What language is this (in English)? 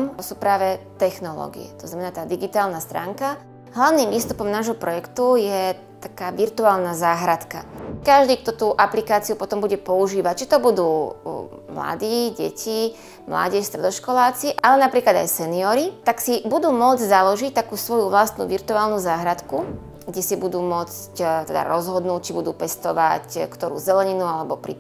Slovak